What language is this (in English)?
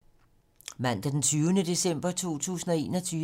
Danish